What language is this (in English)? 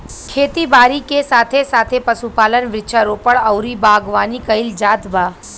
Bhojpuri